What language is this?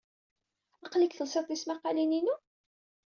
Kabyle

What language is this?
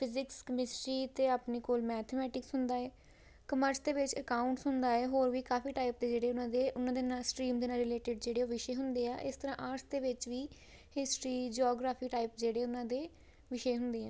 Punjabi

